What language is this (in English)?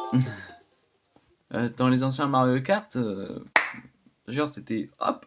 French